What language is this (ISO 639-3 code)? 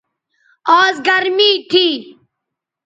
btv